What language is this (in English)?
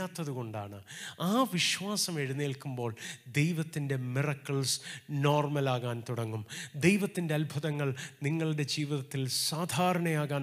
Malayalam